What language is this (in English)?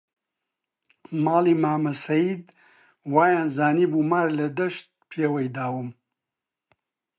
Central Kurdish